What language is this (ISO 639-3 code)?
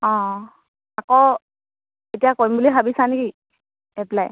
asm